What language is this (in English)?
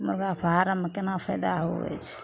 Maithili